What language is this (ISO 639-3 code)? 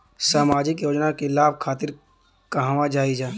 bho